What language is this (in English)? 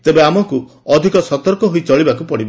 Odia